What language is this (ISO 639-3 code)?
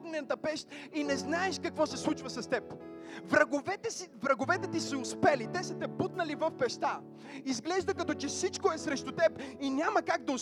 bul